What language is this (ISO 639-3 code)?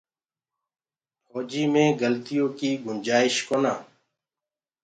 ggg